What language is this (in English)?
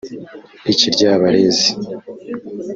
Kinyarwanda